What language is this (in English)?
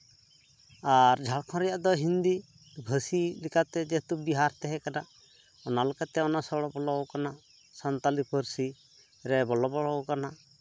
Santali